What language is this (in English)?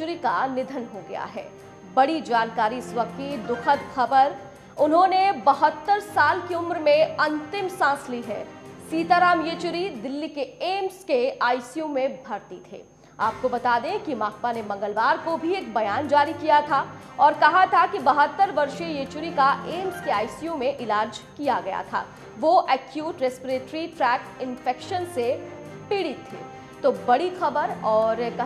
Hindi